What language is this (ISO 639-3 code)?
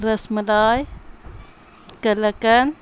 urd